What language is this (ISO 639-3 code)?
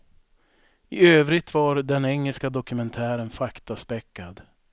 swe